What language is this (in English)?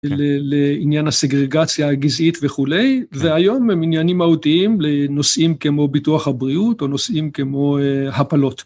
Hebrew